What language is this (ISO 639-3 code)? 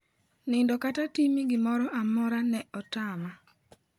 luo